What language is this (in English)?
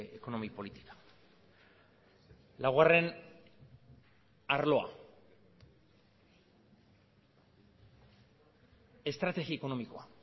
Basque